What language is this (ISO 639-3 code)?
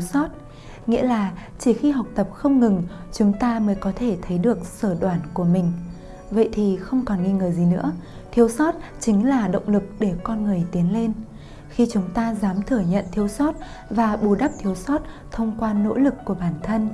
vie